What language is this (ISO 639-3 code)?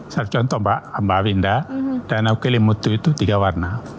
ind